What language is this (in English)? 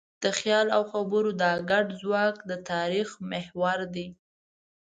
Pashto